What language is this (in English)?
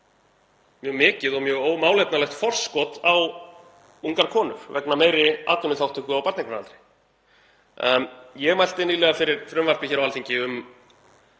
Icelandic